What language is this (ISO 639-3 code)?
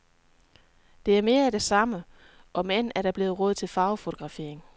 dan